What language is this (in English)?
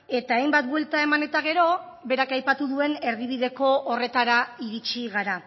Basque